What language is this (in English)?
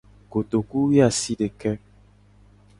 Gen